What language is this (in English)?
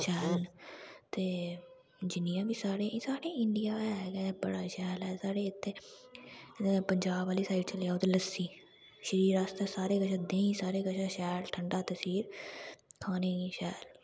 Dogri